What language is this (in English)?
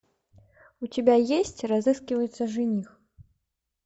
Russian